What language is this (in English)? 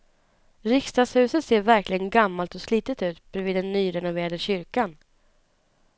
Swedish